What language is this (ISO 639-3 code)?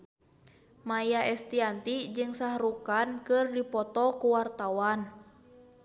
sun